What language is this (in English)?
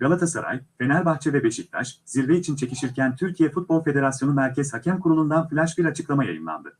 Turkish